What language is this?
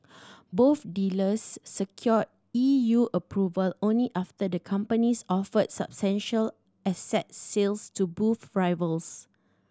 English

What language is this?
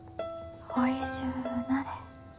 Japanese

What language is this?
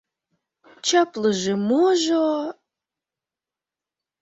Mari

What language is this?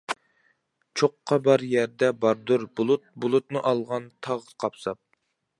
Uyghur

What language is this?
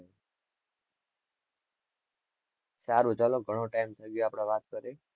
Gujarati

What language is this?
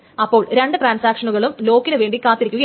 Malayalam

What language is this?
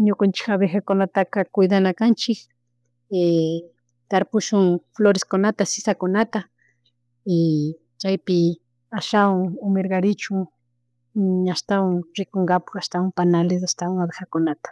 Chimborazo Highland Quichua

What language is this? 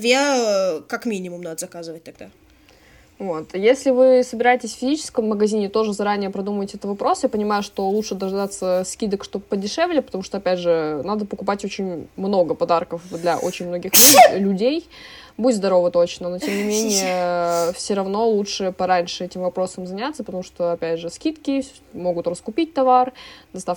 Russian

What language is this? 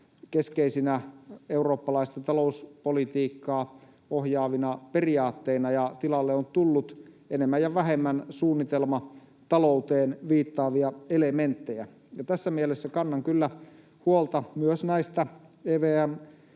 Finnish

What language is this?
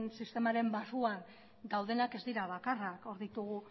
Basque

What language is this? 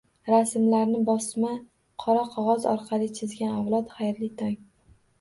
Uzbek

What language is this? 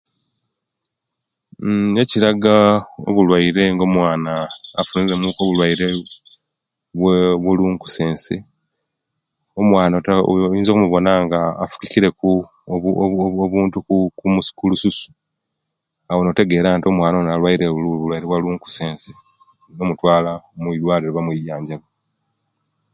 Kenyi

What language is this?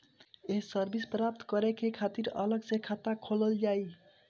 Bhojpuri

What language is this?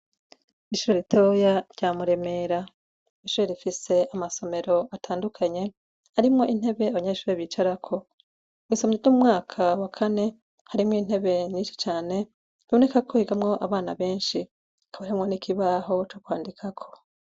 Rundi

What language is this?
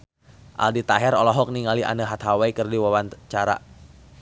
Sundanese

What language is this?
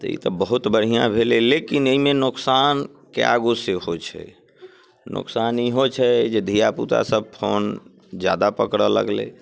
Maithili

